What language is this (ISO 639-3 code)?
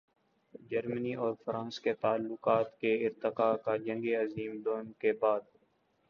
urd